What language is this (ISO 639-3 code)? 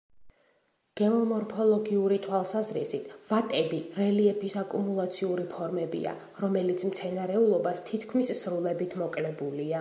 kat